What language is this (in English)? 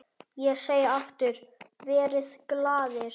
Icelandic